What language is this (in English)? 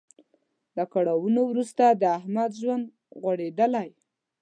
Pashto